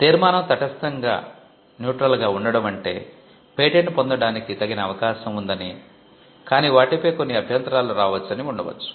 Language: Telugu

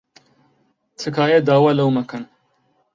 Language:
Central Kurdish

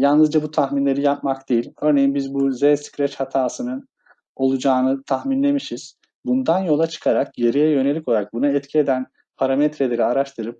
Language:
Turkish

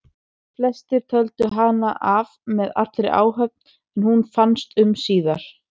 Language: Icelandic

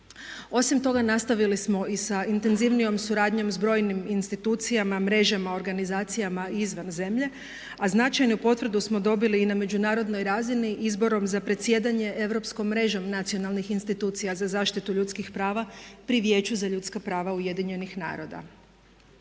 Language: Croatian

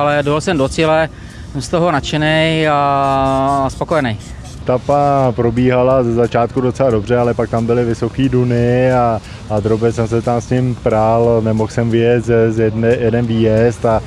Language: Czech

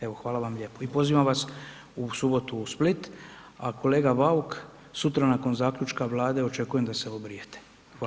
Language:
Croatian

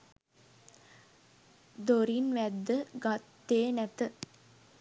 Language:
Sinhala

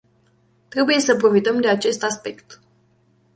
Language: Romanian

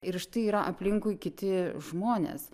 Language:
Lithuanian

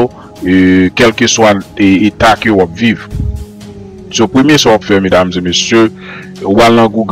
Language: French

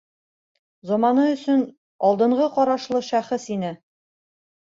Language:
Bashkir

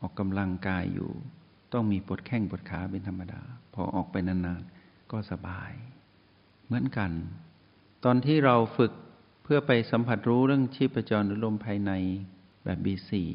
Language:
Thai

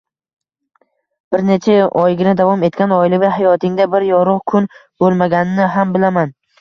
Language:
Uzbek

